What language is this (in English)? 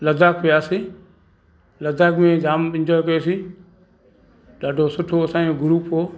Sindhi